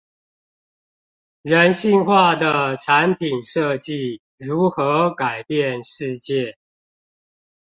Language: Chinese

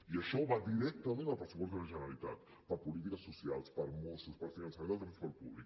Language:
Catalan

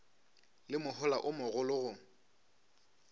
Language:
Northern Sotho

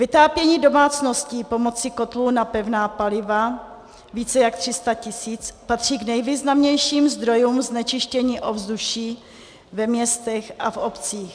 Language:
Czech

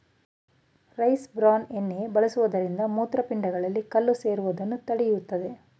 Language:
Kannada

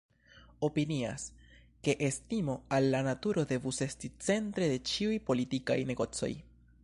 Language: Esperanto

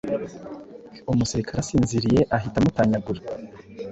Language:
Kinyarwanda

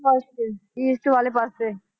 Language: Punjabi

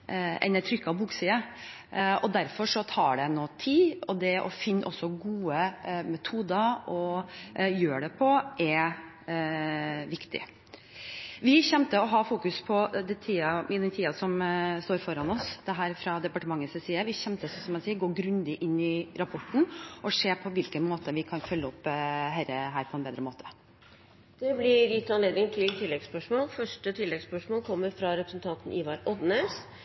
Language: Norwegian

